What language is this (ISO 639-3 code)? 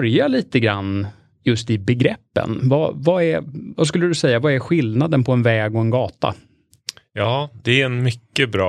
swe